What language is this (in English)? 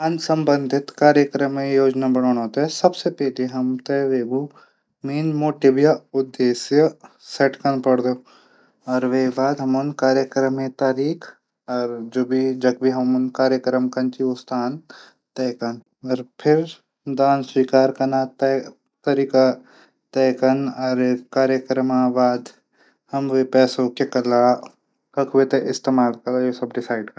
Garhwali